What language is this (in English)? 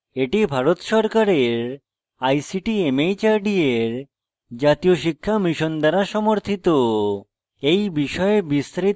Bangla